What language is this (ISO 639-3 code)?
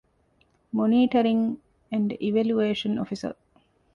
div